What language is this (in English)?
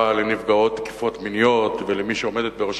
Hebrew